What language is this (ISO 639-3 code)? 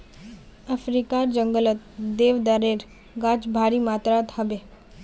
mag